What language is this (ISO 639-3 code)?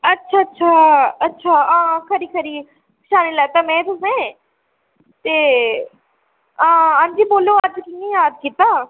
doi